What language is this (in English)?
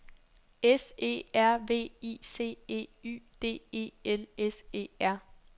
Danish